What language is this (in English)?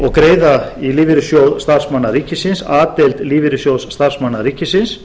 Icelandic